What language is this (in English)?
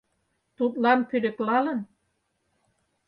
Mari